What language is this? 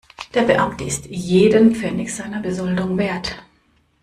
German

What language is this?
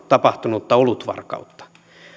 Finnish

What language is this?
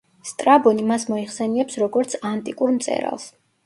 Georgian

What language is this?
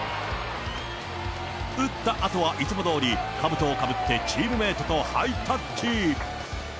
Japanese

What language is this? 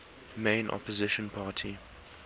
English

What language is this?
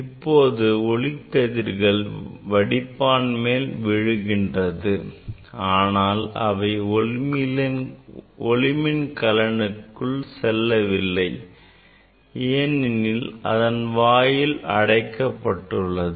Tamil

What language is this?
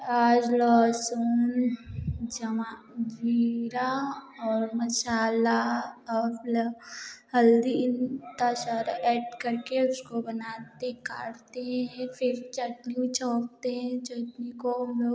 Hindi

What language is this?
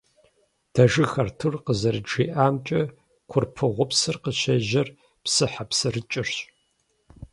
Kabardian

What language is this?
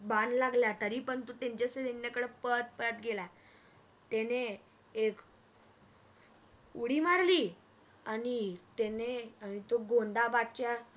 Marathi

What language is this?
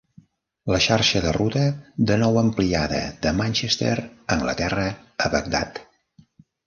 Catalan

